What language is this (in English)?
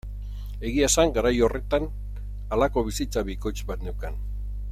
Basque